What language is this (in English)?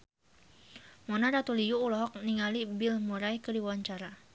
Sundanese